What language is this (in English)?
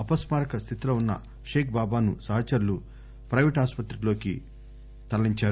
Telugu